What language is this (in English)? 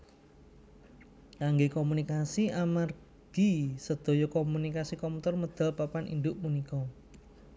Javanese